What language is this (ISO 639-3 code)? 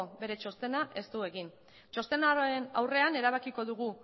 eus